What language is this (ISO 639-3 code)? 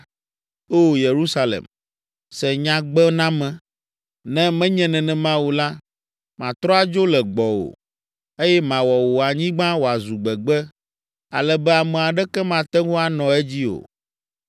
ewe